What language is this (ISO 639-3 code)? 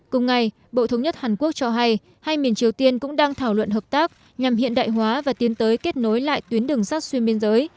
vie